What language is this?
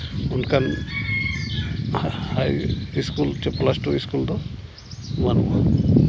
Santali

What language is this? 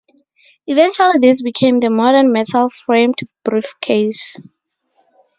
English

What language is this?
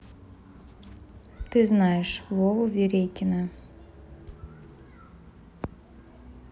Russian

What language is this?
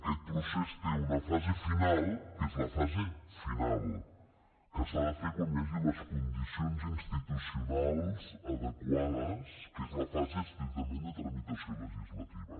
Catalan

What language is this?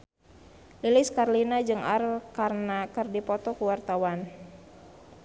Sundanese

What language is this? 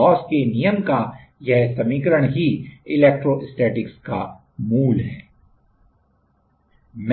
Hindi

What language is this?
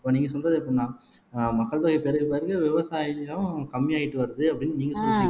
Tamil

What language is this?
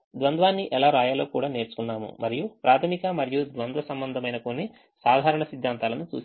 Telugu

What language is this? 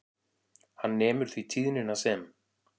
Icelandic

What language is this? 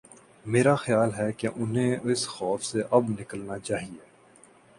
Urdu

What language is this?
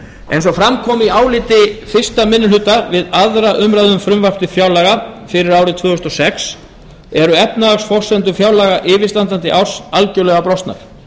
Icelandic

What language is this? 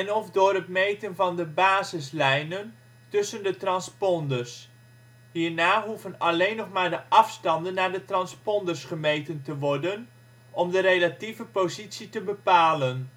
Dutch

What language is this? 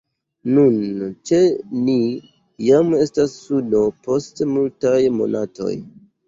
Esperanto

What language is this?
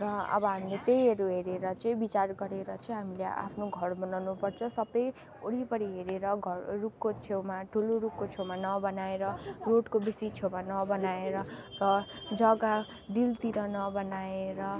Nepali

